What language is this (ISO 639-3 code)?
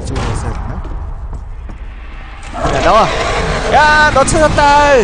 kor